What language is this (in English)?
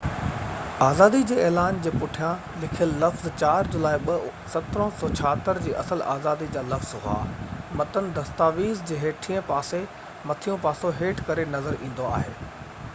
Sindhi